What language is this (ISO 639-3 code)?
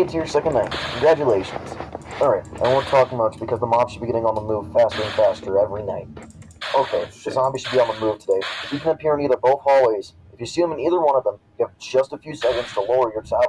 eng